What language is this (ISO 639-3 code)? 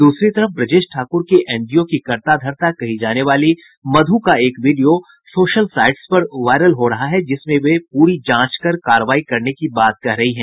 hin